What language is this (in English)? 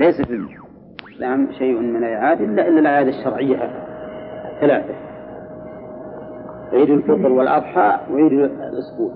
Arabic